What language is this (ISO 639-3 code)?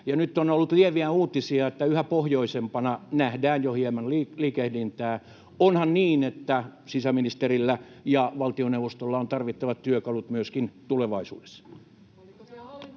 fin